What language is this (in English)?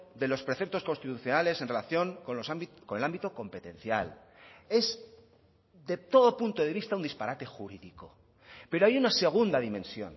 Spanish